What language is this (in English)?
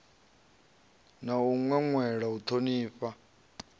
Venda